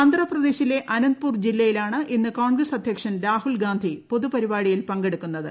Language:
Malayalam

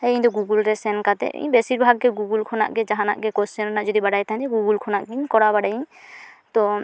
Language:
Santali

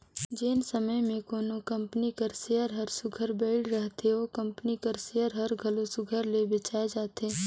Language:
Chhattisgarhi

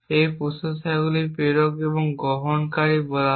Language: Bangla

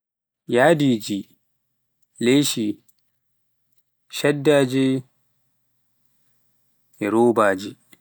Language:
Pular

